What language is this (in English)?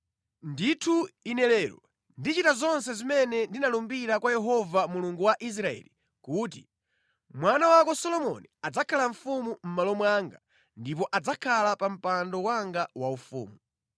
Nyanja